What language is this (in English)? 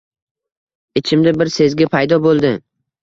Uzbek